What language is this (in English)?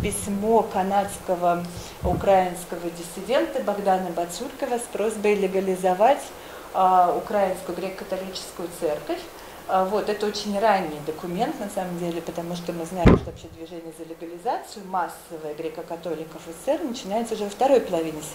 Russian